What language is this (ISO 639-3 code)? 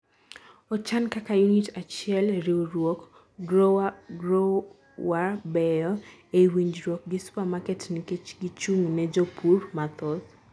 luo